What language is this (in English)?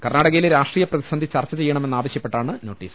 Malayalam